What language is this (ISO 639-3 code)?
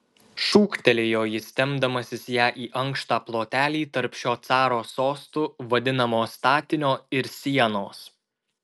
lit